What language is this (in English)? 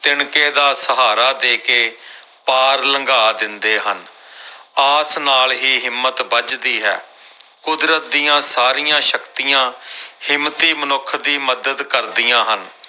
Punjabi